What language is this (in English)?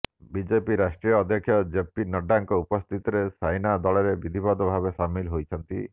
Odia